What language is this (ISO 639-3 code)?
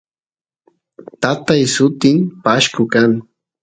qus